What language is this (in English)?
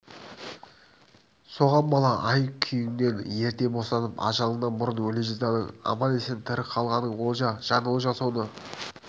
Kazakh